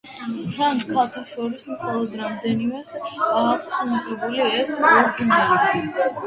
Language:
Georgian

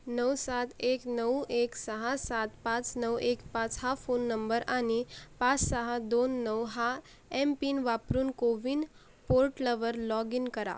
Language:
Marathi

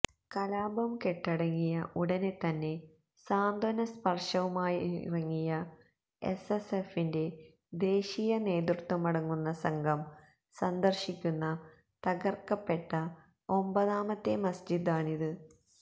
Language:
Malayalam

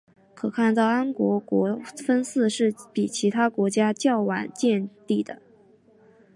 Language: Chinese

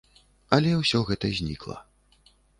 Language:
Belarusian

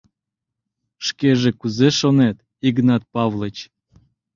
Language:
Mari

